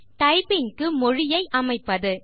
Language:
Tamil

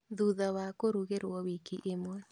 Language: Kikuyu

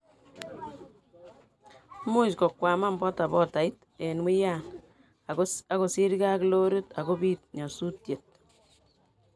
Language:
Kalenjin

